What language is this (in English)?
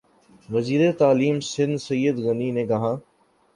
Urdu